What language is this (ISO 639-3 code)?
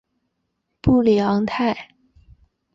zho